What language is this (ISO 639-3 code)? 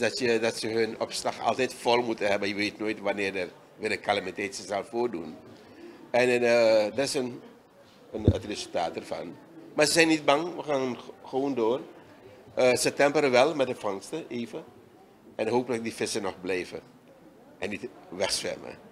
nld